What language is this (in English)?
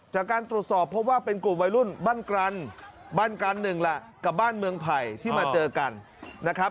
Thai